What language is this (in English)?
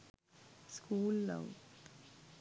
Sinhala